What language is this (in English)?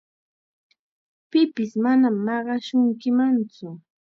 Chiquián Ancash Quechua